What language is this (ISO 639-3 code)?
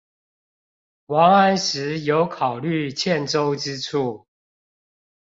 zho